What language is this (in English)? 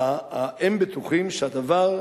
Hebrew